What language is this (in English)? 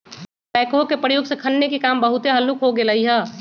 Magahi